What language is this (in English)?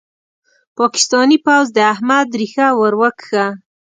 Pashto